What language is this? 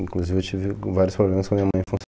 Portuguese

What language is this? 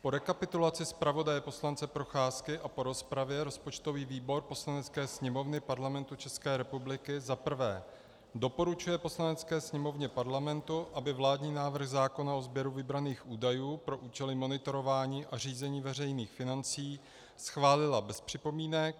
Czech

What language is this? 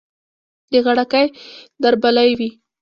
Pashto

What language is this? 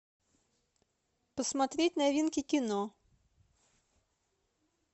Russian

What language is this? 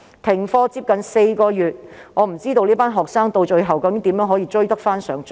Cantonese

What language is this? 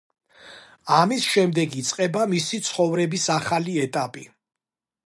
Georgian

